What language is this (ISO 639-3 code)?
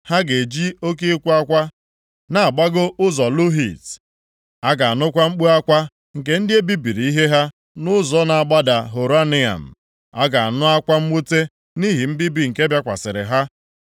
ibo